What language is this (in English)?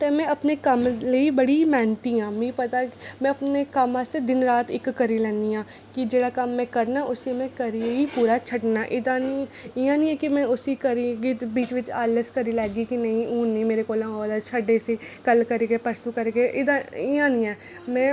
Dogri